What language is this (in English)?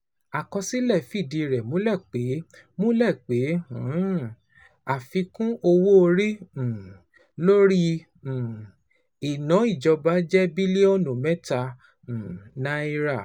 Yoruba